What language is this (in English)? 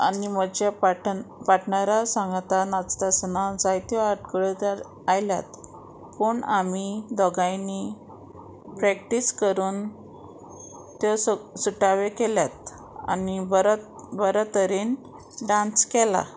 Konkani